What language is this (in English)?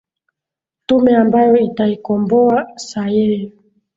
Swahili